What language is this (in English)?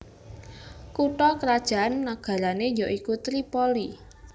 Javanese